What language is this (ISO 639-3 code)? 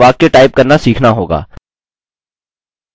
hin